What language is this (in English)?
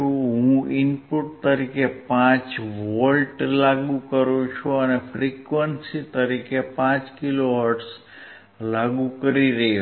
Gujarati